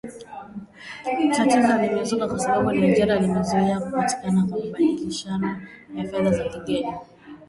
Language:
Swahili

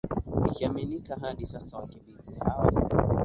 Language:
Swahili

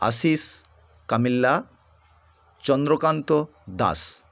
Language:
Bangla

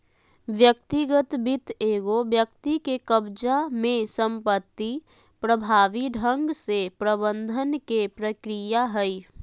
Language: Magahi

